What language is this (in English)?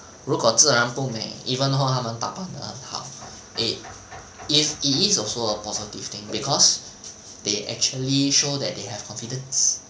English